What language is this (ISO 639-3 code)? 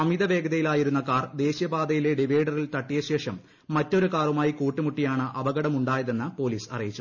mal